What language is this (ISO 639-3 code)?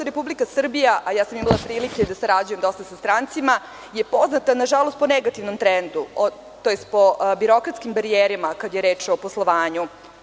srp